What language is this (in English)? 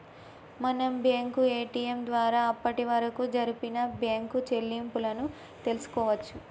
Telugu